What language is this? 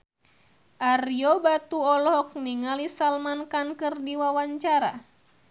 Sundanese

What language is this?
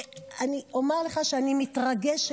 Hebrew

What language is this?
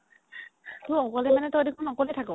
Assamese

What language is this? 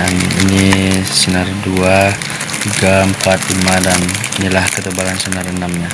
Indonesian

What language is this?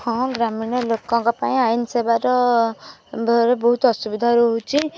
Odia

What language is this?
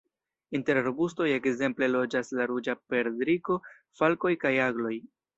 Esperanto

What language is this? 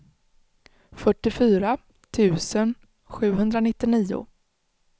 Swedish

